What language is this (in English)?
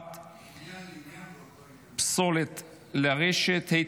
Hebrew